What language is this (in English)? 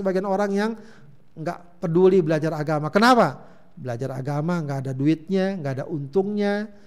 Indonesian